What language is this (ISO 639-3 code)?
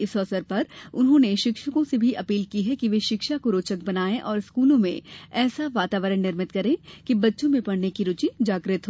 hin